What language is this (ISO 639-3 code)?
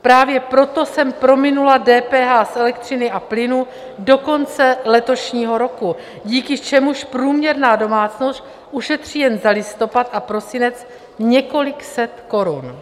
ces